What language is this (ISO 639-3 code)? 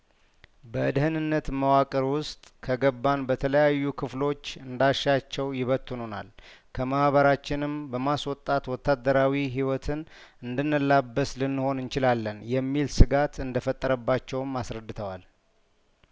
amh